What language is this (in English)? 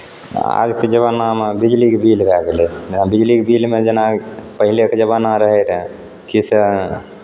Maithili